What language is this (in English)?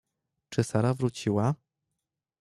Polish